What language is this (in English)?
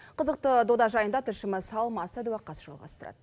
Kazakh